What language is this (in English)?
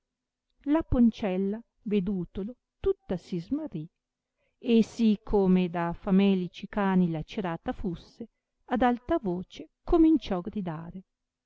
Italian